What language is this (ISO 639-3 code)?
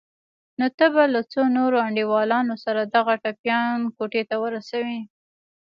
pus